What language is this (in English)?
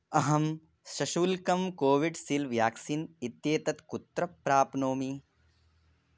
Sanskrit